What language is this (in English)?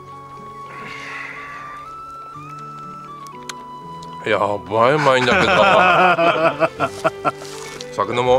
Japanese